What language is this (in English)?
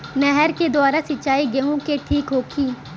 Bhojpuri